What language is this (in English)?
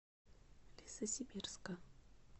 Russian